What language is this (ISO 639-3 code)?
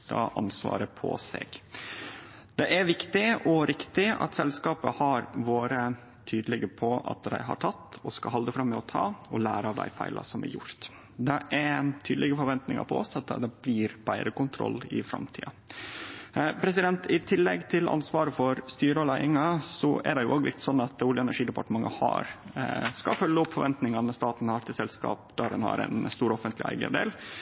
nno